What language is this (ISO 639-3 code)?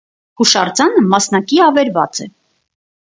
hye